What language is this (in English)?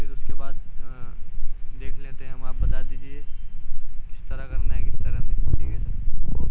Urdu